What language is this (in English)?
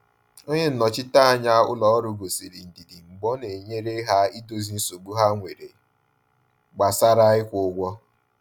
Igbo